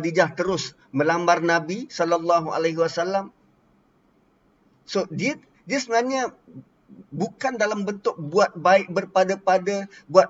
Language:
Malay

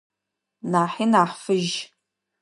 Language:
Adyghe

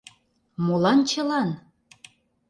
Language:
Mari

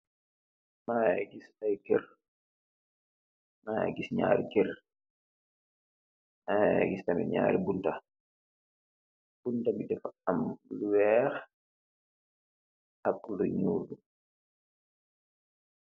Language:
Wolof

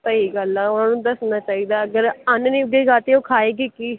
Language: Punjabi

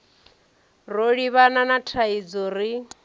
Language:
Venda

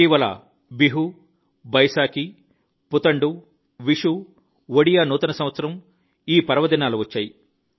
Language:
Telugu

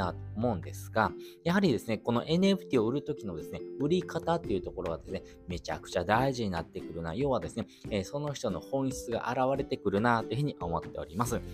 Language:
Japanese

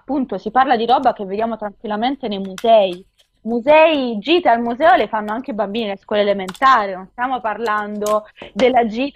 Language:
Italian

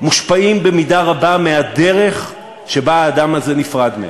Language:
Hebrew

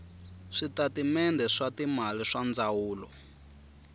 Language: Tsonga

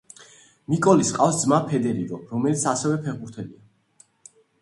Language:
Georgian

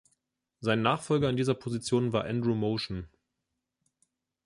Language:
German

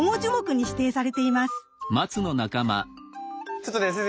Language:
Japanese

